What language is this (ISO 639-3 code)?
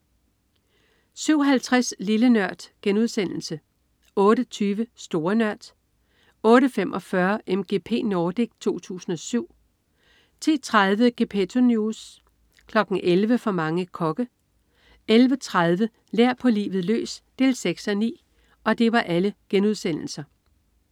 dan